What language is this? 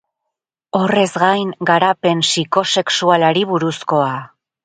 Basque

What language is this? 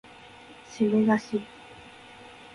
Japanese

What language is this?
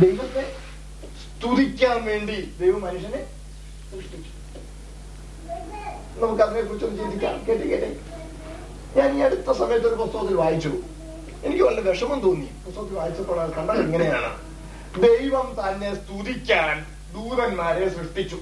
Malayalam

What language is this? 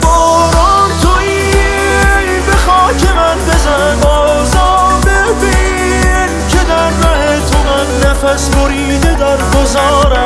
Persian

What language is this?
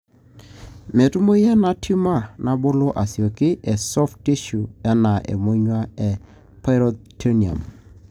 Masai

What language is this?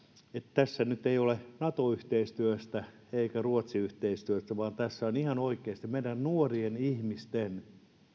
Finnish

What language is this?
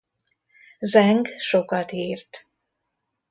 Hungarian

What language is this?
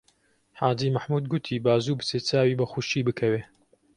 Central Kurdish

